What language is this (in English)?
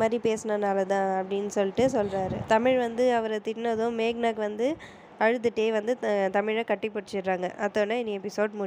Indonesian